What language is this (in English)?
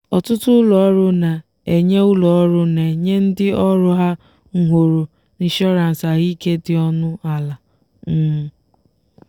Igbo